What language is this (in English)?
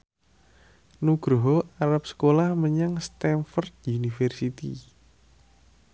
Javanese